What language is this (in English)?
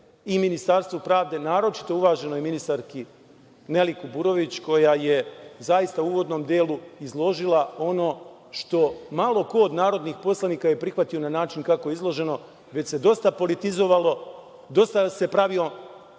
Serbian